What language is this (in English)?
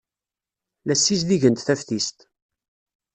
Kabyle